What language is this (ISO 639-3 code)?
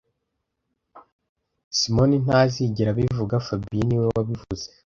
kin